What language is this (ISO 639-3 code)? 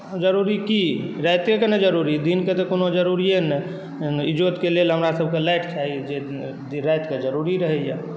mai